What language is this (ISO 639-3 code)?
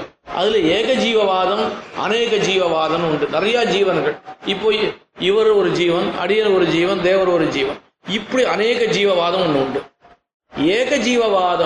tam